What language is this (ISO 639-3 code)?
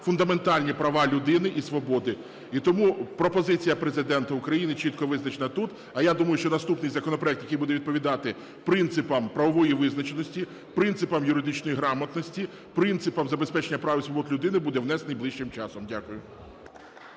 ukr